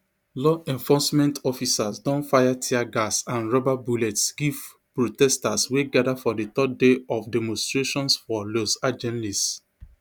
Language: Nigerian Pidgin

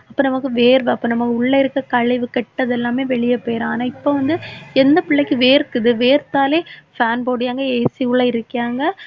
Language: Tamil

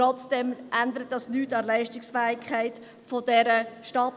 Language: Swiss German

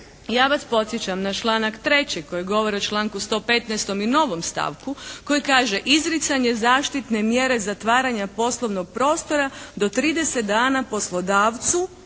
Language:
Croatian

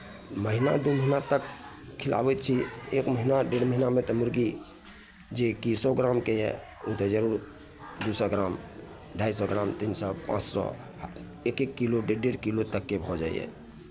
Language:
Maithili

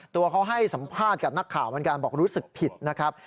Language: Thai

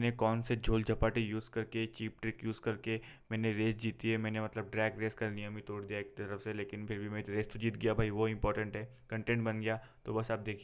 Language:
Hindi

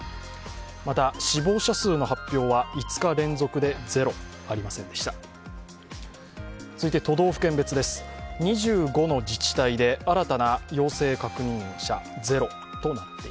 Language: Japanese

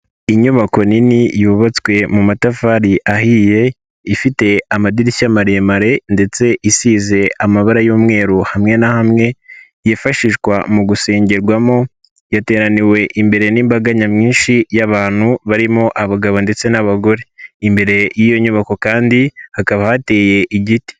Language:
Kinyarwanda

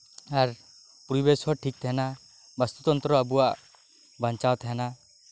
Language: Santali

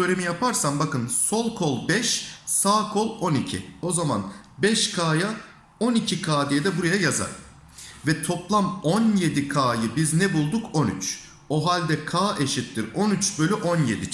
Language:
Turkish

